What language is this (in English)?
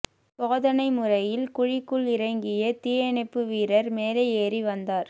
Tamil